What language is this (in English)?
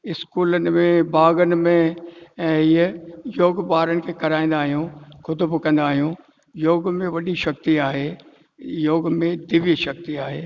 Sindhi